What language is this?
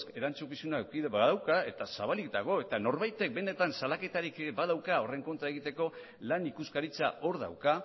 Basque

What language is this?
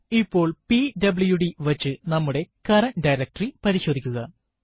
Malayalam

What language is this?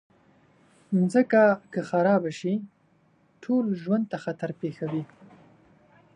Pashto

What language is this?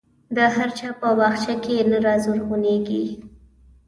Pashto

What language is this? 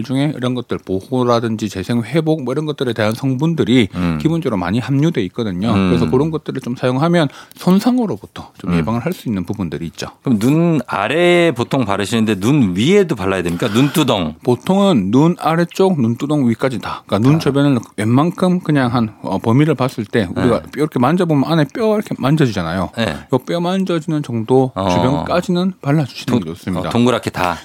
Korean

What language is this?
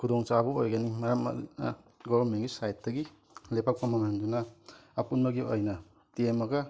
Manipuri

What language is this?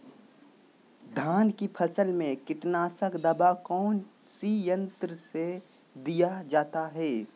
Magahi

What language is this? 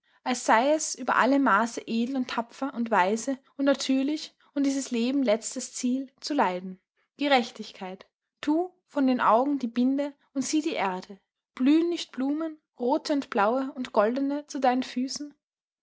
German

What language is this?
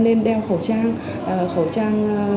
Vietnamese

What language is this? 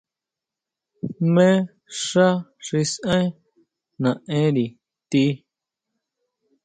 Huautla Mazatec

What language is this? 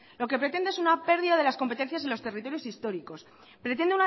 Spanish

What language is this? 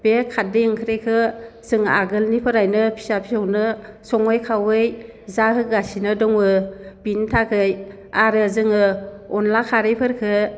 Bodo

